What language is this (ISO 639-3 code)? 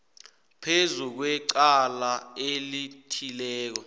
nbl